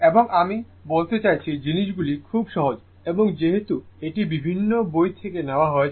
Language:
Bangla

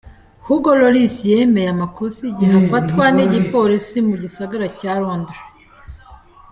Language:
Kinyarwanda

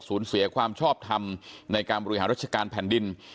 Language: Thai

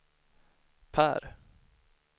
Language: Swedish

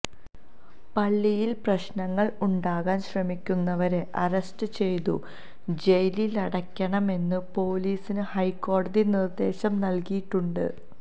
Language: Malayalam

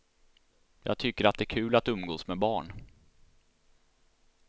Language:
Swedish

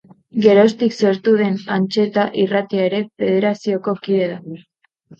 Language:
Basque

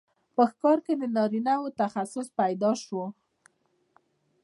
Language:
Pashto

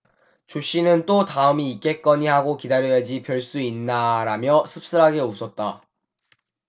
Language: Korean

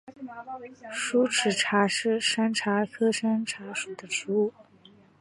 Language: Chinese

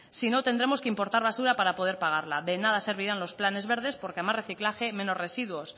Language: Spanish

